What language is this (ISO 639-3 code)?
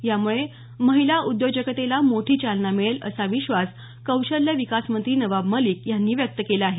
mar